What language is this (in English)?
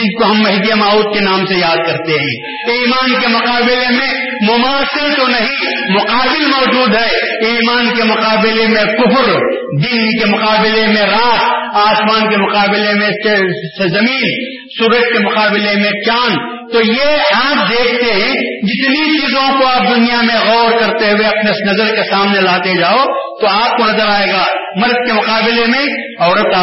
Urdu